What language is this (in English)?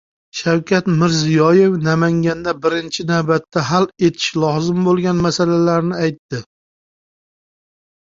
Uzbek